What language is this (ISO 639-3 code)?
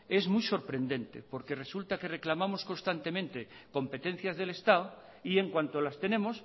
spa